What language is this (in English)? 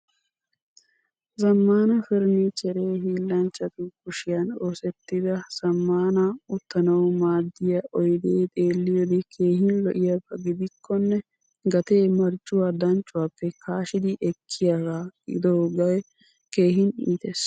Wolaytta